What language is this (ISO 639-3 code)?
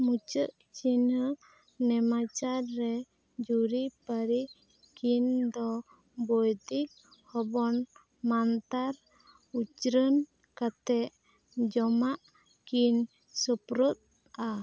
sat